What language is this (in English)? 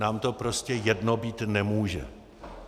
Czech